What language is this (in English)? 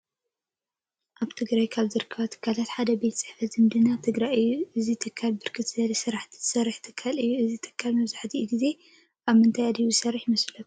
Tigrinya